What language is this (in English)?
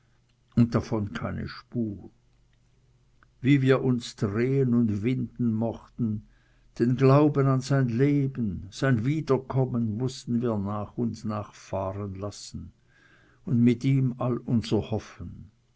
German